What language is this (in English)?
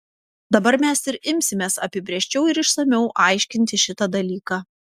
Lithuanian